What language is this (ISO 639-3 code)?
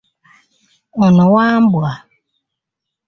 lug